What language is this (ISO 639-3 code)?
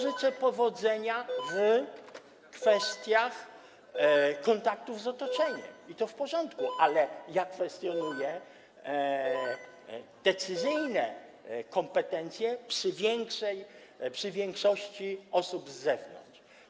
pol